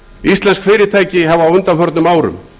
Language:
Icelandic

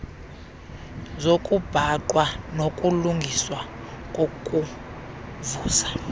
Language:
Xhosa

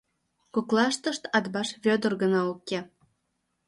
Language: Mari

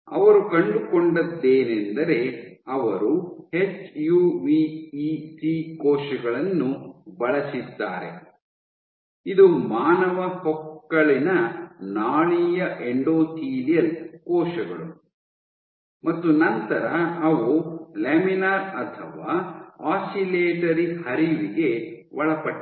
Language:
Kannada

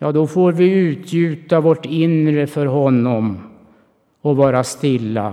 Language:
Swedish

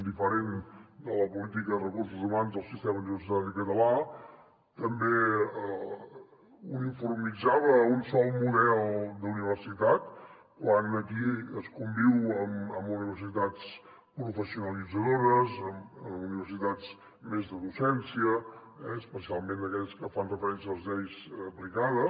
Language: Catalan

